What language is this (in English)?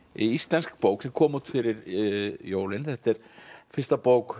Icelandic